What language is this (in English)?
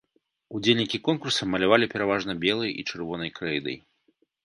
Belarusian